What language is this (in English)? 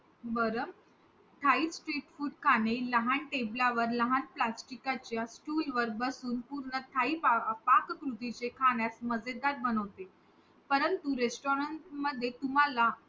Marathi